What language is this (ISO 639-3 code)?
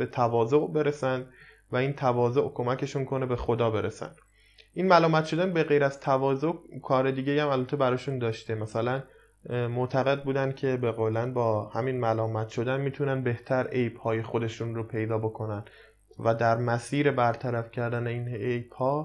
fas